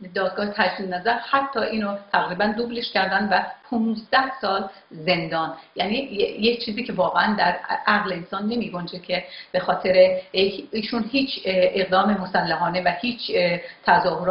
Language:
Persian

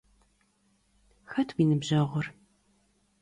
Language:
Kabardian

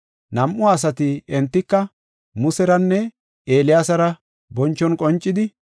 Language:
Gofa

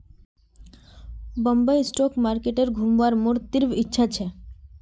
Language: Magahi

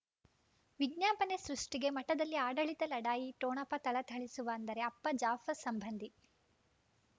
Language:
Kannada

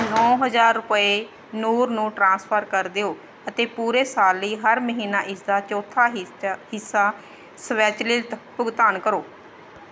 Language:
Punjabi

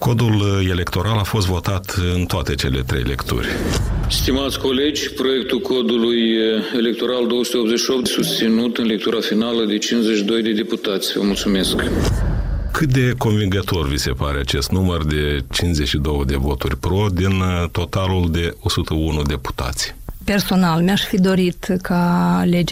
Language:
Romanian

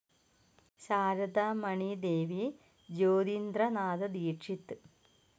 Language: Malayalam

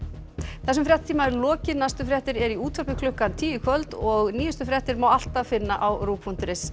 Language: Icelandic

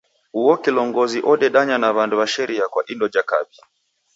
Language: Taita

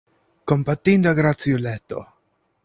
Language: Esperanto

